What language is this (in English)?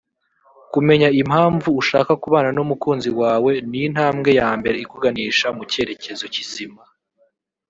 Kinyarwanda